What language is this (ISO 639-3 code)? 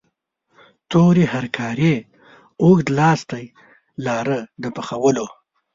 pus